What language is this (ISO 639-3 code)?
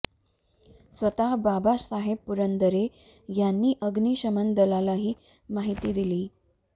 mar